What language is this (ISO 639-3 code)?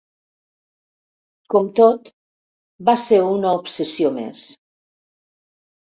cat